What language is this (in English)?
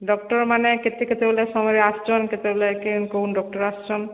Odia